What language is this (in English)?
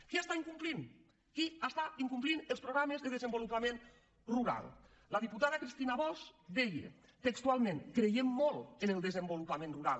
Catalan